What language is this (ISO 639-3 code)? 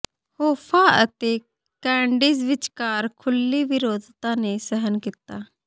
pan